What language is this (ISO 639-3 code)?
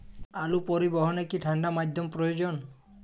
ben